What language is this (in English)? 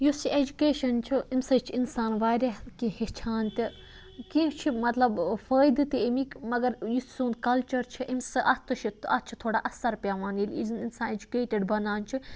Kashmiri